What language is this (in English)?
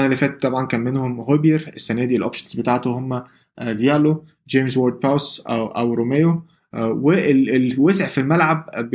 Arabic